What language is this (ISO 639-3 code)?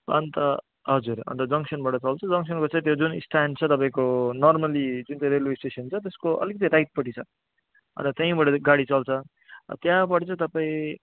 nep